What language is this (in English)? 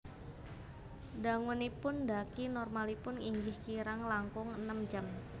Javanese